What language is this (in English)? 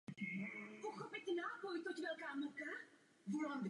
Czech